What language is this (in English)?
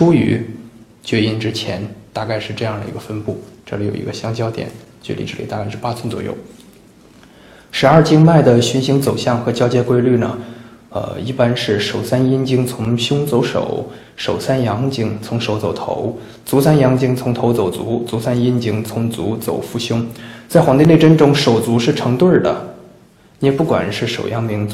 Chinese